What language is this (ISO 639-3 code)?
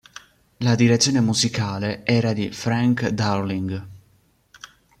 ita